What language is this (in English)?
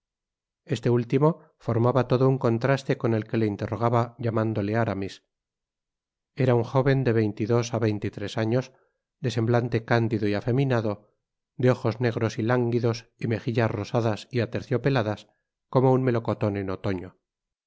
Spanish